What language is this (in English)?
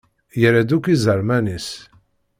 Kabyle